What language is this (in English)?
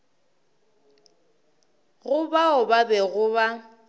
Northern Sotho